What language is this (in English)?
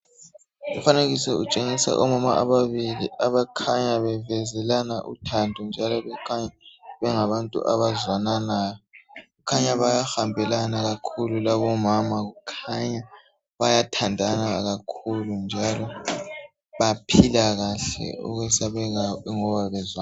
North Ndebele